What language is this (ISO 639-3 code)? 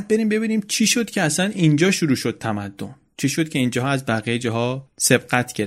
fas